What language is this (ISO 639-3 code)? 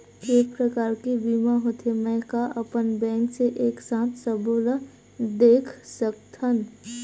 hne